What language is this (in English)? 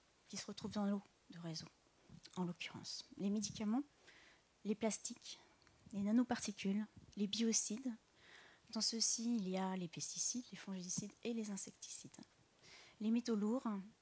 French